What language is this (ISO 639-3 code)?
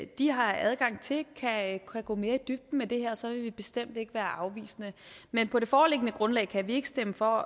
dan